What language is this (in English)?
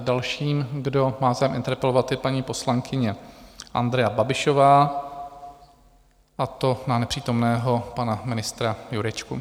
Czech